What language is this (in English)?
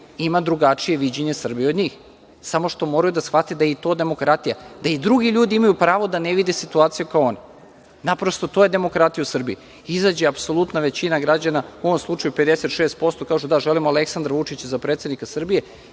Serbian